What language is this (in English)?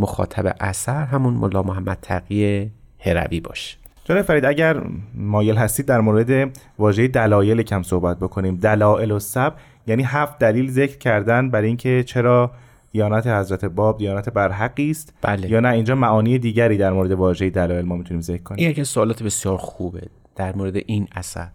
Persian